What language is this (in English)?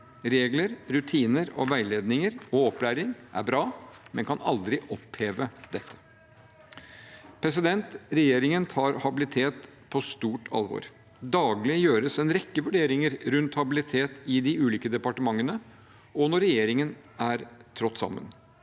Norwegian